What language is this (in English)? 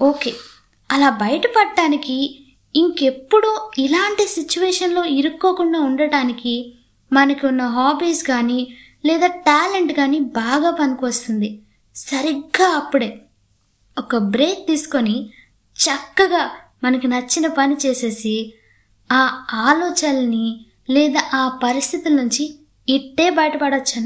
Telugu